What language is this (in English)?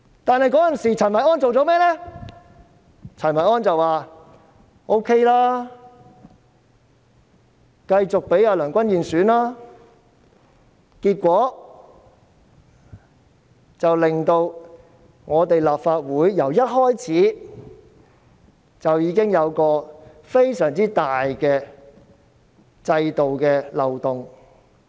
Cantonese